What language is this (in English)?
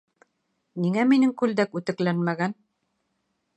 Bashkir